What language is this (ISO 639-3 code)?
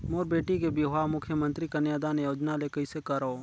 hne